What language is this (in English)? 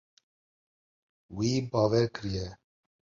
Kurdish